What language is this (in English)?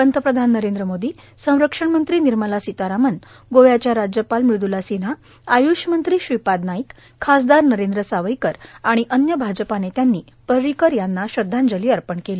Marathi